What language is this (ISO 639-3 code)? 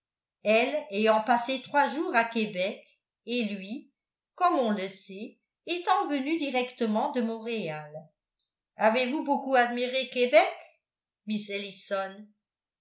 fra